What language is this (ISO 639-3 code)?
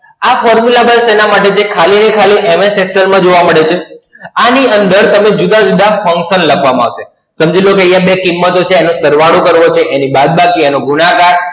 guj